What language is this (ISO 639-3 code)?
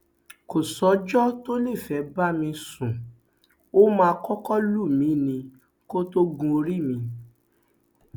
yor